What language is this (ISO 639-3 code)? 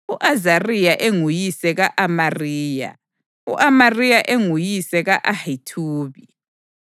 nde